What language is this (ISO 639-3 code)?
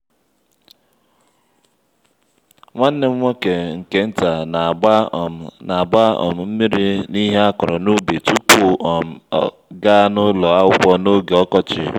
ibo